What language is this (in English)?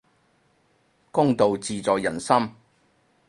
Cantonese